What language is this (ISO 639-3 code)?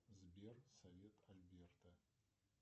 rus